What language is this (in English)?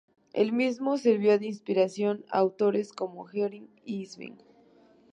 Spanish